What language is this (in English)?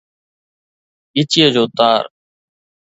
Sindhi